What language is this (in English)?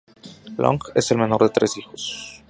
Spanish